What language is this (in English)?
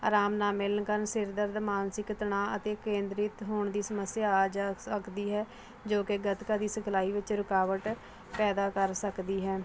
Punjabi